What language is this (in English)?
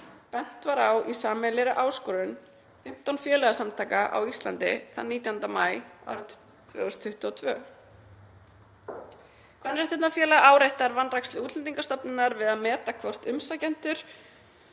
Icelandic